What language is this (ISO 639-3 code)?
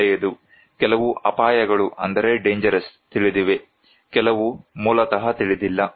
kan